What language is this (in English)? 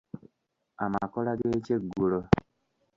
Ganda